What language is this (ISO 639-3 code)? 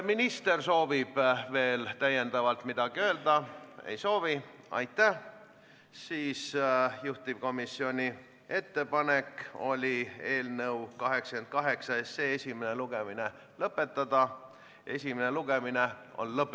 est